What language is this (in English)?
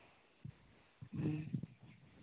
Santali